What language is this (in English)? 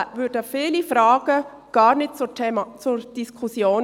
Swiss German